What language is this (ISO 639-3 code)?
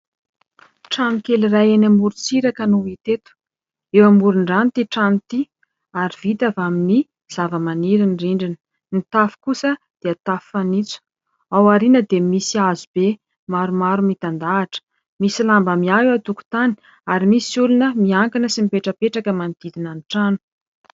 mlg